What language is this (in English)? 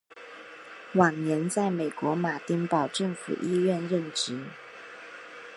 Chinese